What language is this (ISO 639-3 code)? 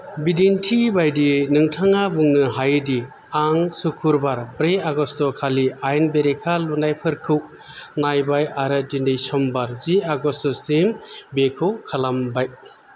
brx